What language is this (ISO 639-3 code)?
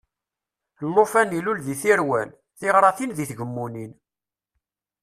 kab